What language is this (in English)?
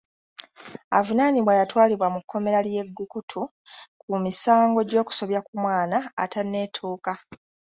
Ganda